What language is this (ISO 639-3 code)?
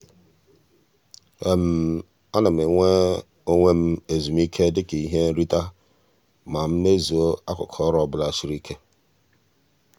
ibo